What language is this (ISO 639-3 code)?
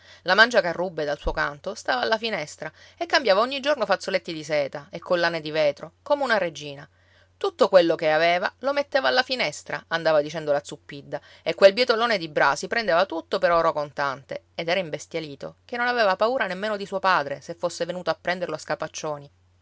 ita